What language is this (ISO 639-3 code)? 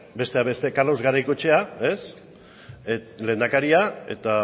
eus